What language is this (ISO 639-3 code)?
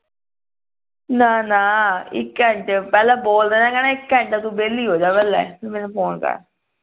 pan